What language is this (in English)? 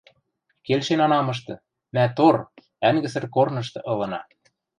Western Mari